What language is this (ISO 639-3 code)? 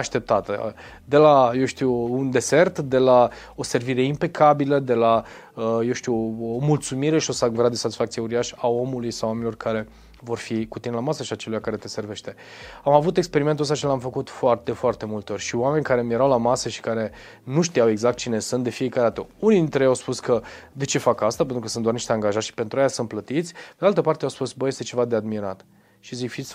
ron